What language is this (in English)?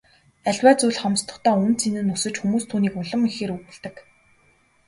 Mongolian